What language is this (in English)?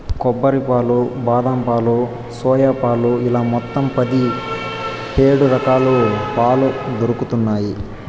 Telugu